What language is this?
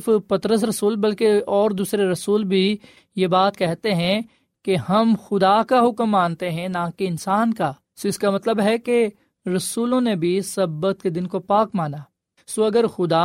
Urdu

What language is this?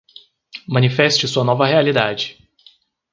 Portuguese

